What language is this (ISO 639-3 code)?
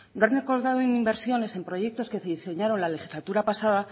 spa